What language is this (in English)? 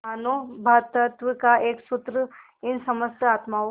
Hindi